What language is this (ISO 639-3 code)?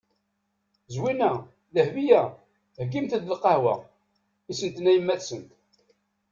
kab